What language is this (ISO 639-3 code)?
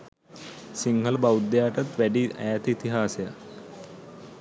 sin